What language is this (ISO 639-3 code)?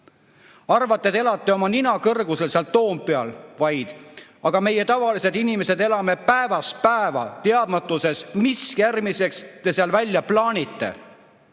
est